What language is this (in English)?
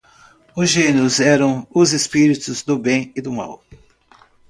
Portuguese